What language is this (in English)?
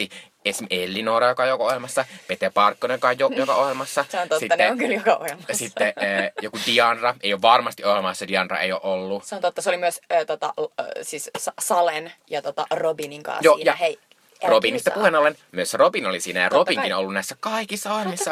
Finnish